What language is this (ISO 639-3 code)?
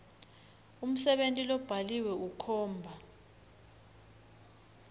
ssw